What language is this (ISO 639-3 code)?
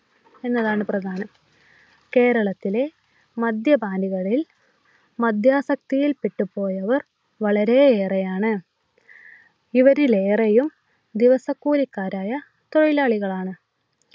mal